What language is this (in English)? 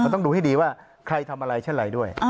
Thai